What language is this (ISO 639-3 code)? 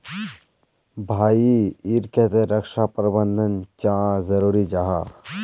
mag